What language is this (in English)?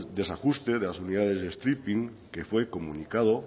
Spanish